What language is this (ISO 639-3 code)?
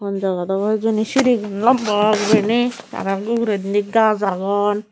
ccp